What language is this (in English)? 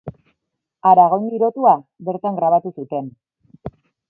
Basque